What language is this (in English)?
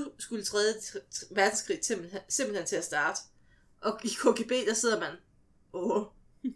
Danish